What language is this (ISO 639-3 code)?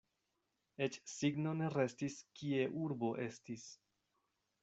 epo